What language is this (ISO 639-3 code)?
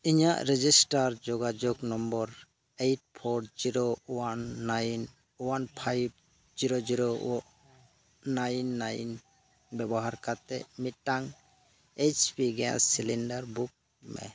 sat